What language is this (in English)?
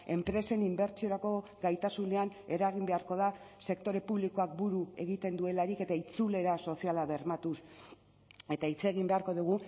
Basque